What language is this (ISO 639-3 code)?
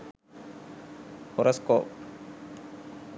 sin